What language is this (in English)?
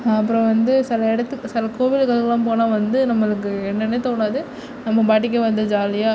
Tamil